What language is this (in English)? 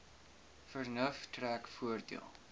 Afrikaans